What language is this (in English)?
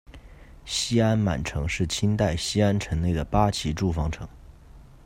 Chinese